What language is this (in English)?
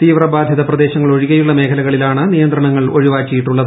Malayalam